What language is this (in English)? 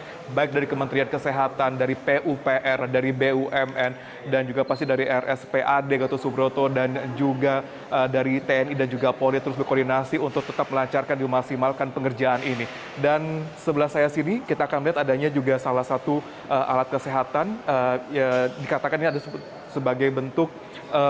Indonesian